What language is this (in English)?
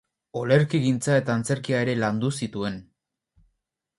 Basque